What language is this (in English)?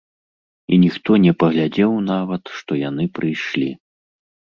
Belarusian